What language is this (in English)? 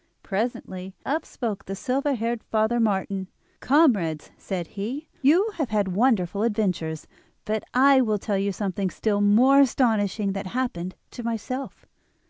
English